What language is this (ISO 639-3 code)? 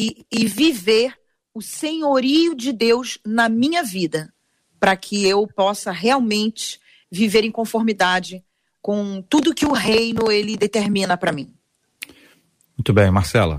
por